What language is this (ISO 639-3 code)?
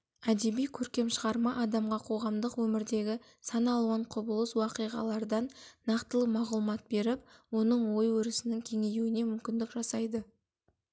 kaz